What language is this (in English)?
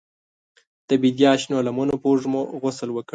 Pashto